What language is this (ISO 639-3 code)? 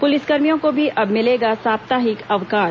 hin